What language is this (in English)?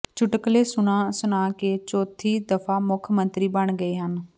Punjabi